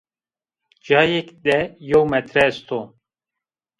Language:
Zaza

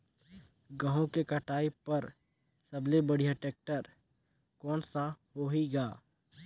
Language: Chhattisgarhi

